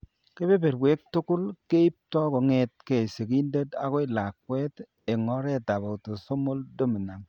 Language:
Kalenjin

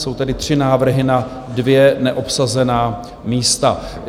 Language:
Czech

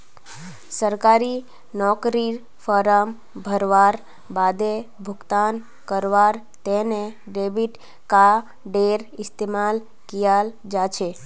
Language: Magahi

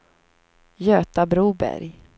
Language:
Swedish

